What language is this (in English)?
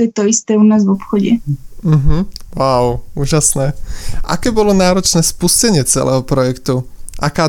Slovak